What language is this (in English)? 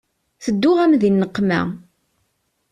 Kabyle